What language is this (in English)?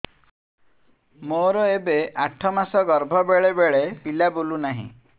Odia